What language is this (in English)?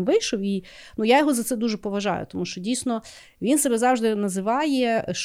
Ukrainian